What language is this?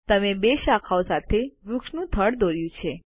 Gujarati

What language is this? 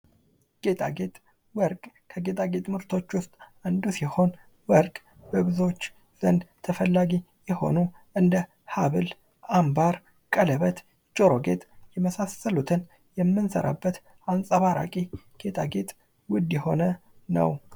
Amharic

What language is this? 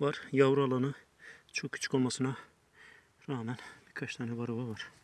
Turkish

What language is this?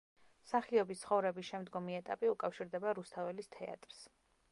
Georgian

